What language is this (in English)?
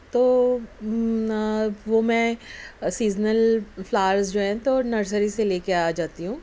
Urdu